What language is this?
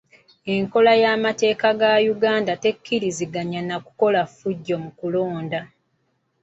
Ganda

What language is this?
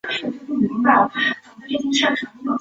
Chinese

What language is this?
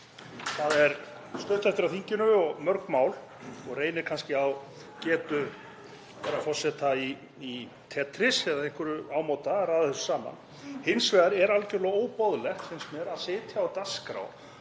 Icelandic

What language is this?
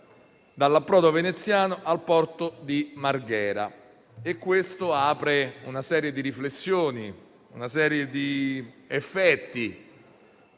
Italian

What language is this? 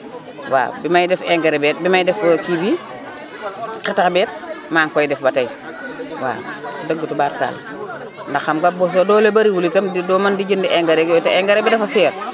Wolof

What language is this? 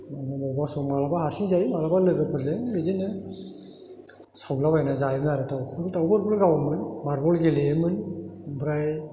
Bodo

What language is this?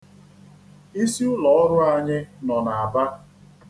Igbo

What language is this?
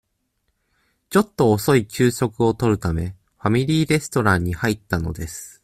Japanese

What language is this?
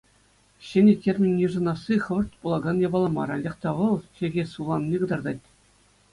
Chuvash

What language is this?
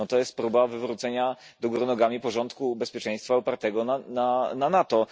Polish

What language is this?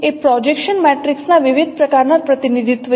Gujarati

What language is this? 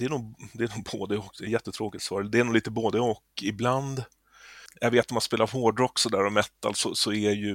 Swedish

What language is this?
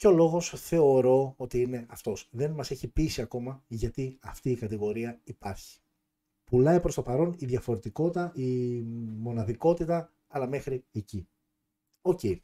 Greek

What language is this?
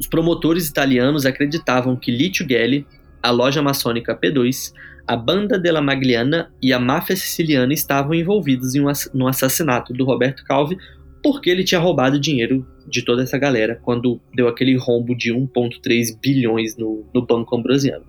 Portuguese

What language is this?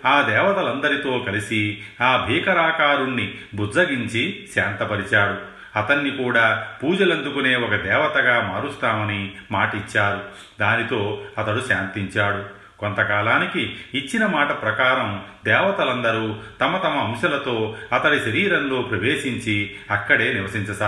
Telugu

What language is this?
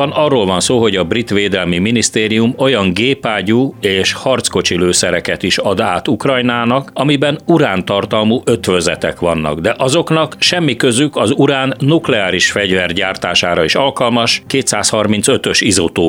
Hungarian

